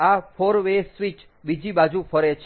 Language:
Gujarati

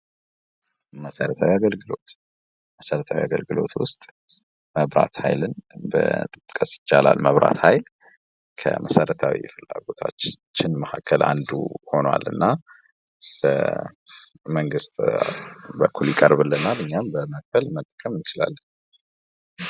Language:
Amharic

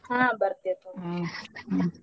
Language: Kannada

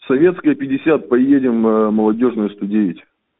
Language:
Russian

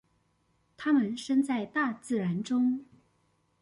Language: Chinese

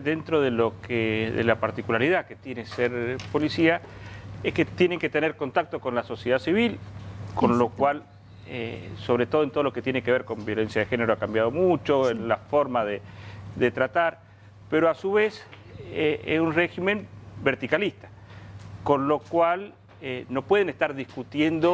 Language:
Spanish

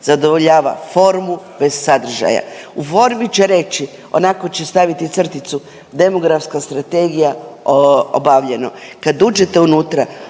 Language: Croatian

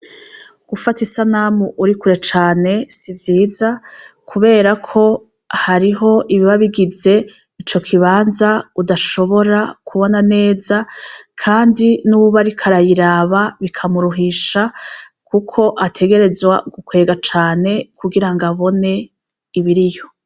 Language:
Rundi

